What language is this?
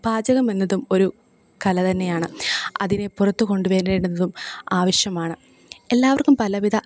Malayalam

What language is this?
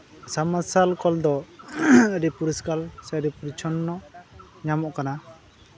Santali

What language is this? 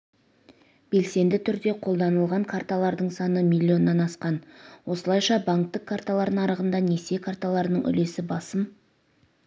Kazakh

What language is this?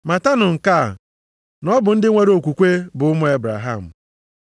Igbo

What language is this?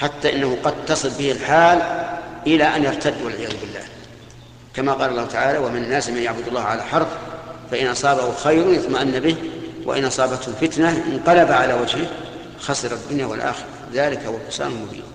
Arabic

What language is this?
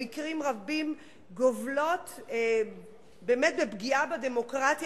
Hebrew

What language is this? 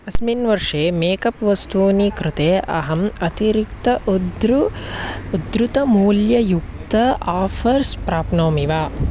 Sanskrit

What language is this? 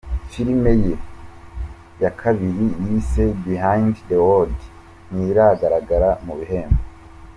Kinyarwanda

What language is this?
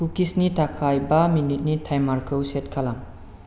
Bodo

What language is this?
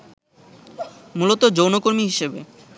Bangla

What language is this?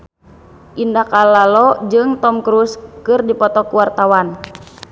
Sundanese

